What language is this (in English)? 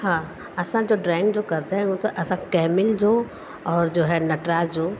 Sindhi